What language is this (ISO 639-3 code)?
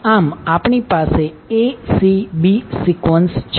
guj